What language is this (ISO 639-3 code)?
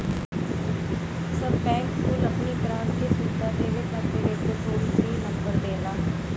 bho